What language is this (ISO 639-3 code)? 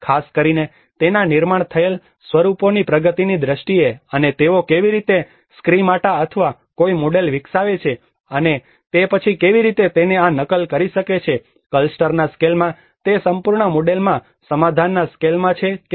guj